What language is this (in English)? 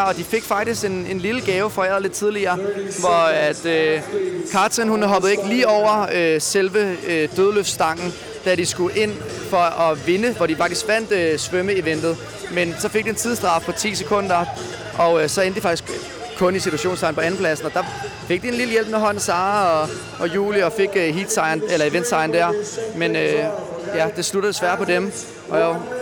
Danish